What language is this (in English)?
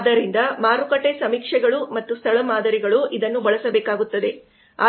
Kannada